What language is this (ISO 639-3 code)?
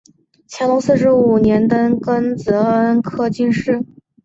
zho